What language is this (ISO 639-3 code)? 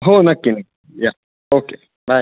mar